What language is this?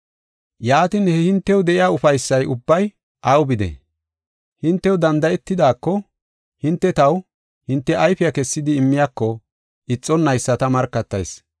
Gofa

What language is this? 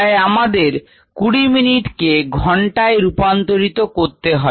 Bangla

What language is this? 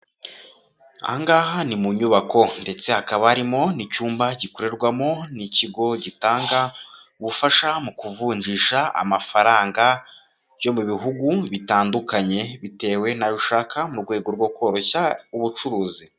Kinyarwanda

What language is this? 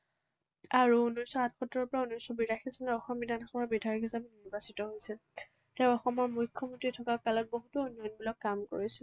Assamese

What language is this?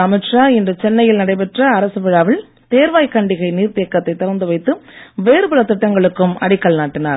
Tamil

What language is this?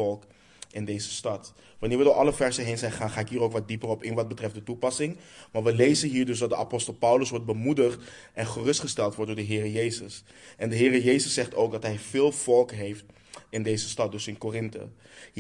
Dutch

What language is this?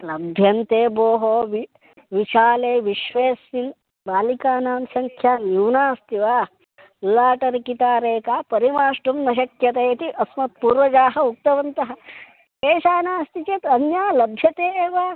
Sanskrit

